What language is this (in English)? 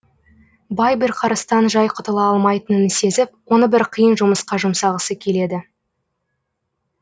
Kazakh